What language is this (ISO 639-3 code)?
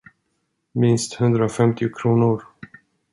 swe